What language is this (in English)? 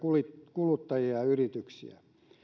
Finnish